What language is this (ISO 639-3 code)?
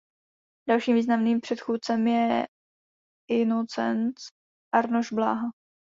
ces